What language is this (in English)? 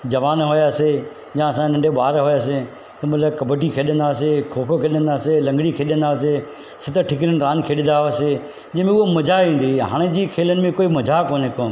Sindhi